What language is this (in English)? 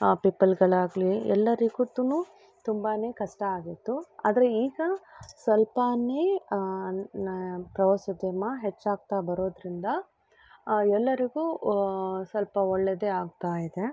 Kannada